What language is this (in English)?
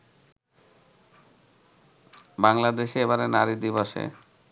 Bangla